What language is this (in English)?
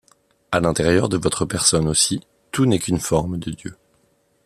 French